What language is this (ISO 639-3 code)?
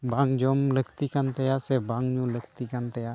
sat